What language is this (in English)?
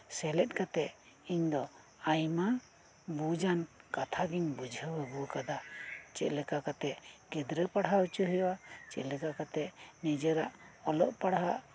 Santali